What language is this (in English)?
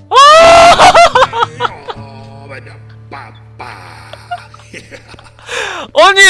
Korean